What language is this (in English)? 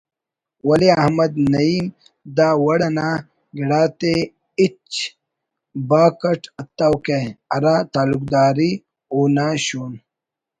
Brahui